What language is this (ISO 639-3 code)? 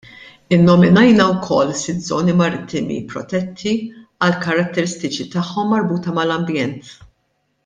mlt